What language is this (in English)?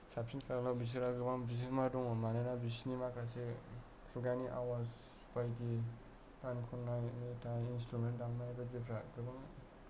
Bodo